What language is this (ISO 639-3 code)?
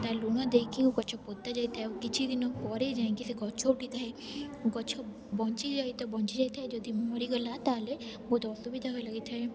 ori